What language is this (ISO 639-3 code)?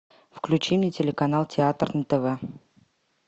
rus